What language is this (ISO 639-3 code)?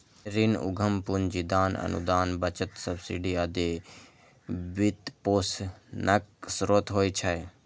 mai